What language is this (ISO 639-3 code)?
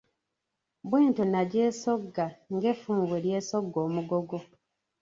lug